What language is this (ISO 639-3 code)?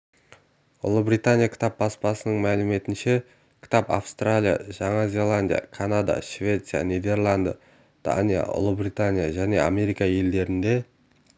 kaz